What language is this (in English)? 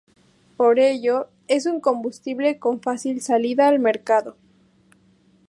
Spanish